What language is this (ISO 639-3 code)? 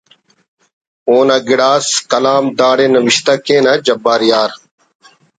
brh